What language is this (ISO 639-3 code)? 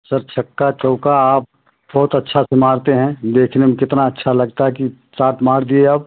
hin